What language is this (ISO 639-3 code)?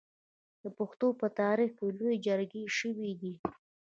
pus